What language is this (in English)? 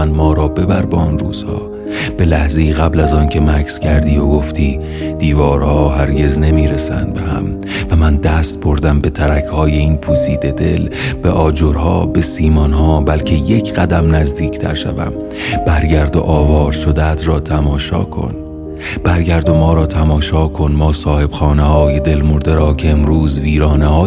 Persian